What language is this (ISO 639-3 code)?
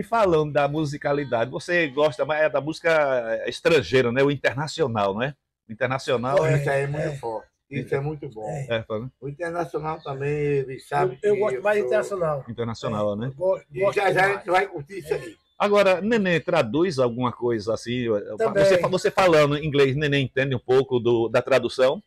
por